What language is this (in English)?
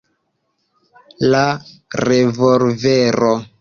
Esperanto